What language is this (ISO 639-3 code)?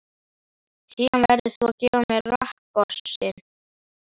isl